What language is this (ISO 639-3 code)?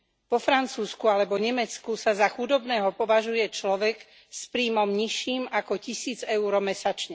slk